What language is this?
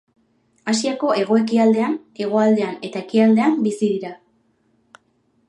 Basque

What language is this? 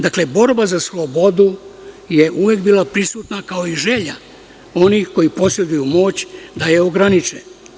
Serbian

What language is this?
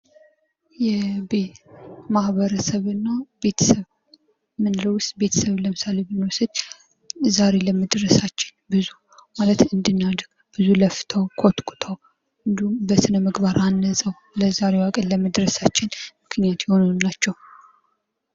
Amharic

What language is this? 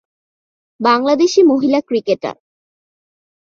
Bangla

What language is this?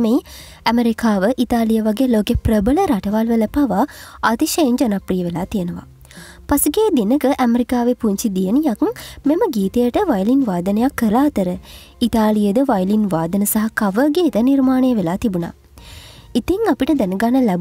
Japanese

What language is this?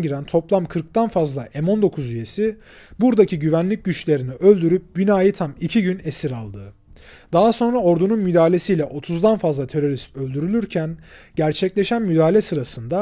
Turkish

